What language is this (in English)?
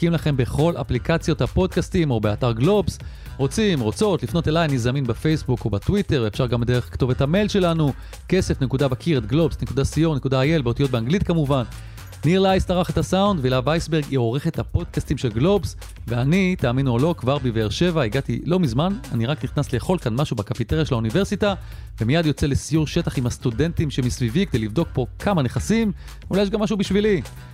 Hebrew